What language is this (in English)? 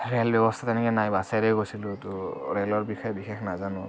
Assamese